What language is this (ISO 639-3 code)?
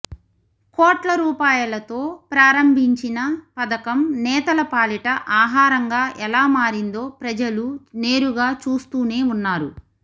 tel